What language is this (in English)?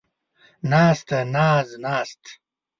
Pashto